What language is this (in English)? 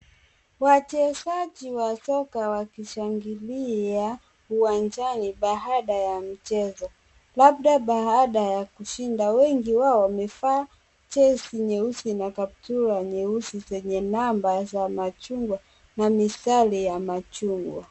Swahili